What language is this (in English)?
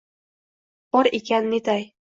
Uzbek